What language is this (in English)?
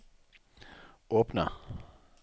Norwegian